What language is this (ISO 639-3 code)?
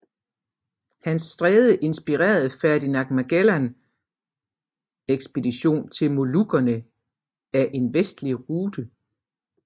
dan